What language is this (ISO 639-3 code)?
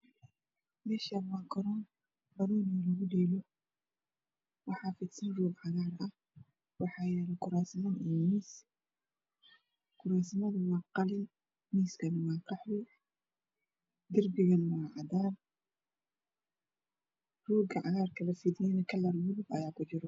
som